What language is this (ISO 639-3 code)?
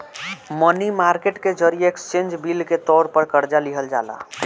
bho